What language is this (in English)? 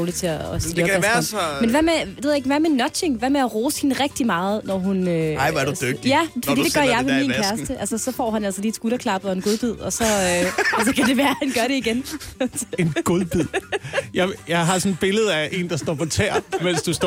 Danish